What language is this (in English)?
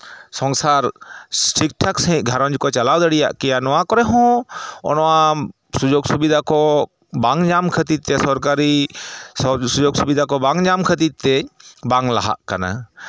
Santali